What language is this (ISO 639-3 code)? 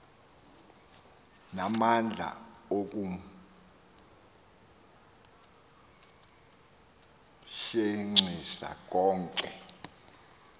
xho